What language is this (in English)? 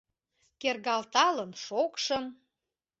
Mari